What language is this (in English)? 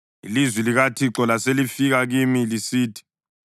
North Ndebele